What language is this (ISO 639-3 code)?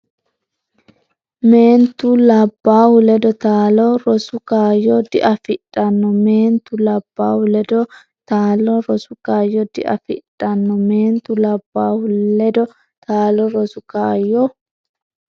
sid